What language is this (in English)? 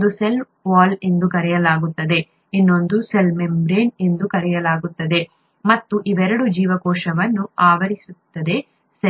Kannada